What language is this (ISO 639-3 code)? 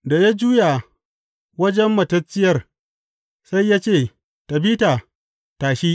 hau